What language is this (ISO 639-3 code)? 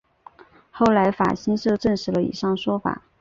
zho